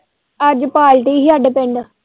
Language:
Punjabi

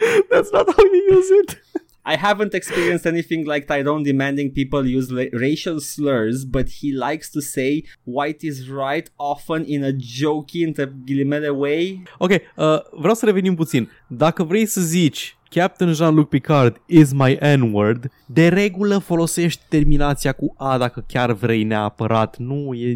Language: Romanian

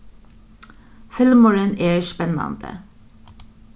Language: Faroese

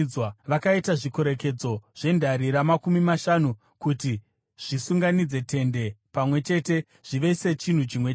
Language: Shona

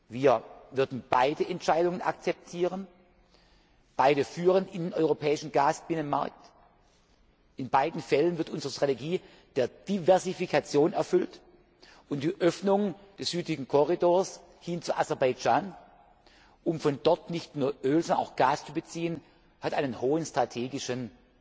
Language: German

